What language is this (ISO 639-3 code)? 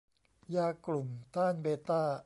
tha